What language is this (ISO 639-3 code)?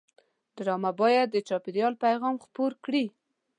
pus